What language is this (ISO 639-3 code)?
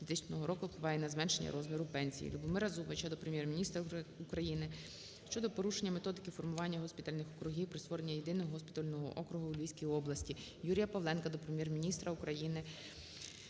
ukr